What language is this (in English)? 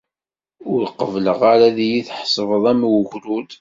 Kabyle